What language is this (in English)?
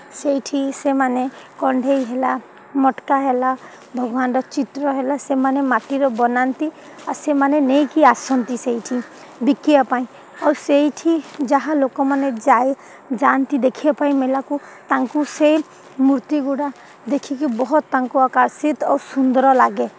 Odia